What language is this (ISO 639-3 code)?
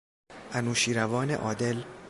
fas